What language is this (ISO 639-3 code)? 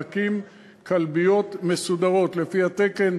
heb